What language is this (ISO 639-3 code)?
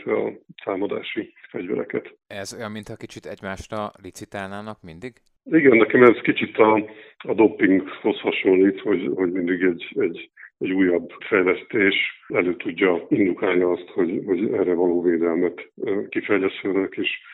hun